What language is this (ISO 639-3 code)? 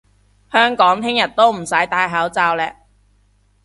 yue